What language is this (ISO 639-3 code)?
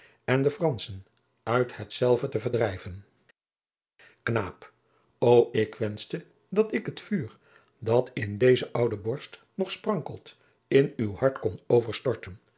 nld